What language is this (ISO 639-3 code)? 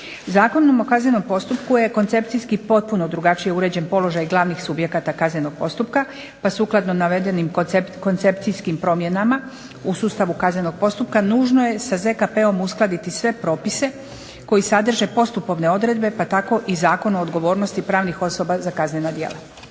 hrv